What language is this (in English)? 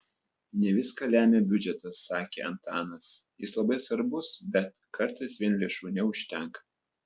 Lithuanian